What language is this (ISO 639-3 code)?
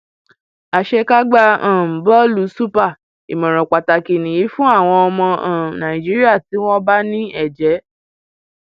yor